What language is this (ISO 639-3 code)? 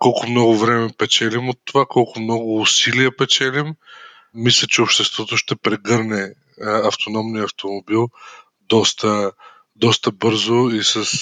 bul